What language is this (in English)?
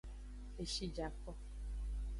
Aja (Benin)